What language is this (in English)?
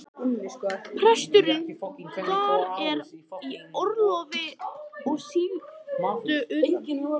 Icelandic